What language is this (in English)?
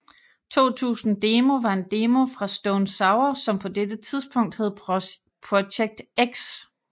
Danish